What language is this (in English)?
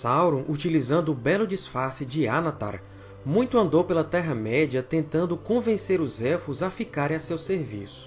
Portuguese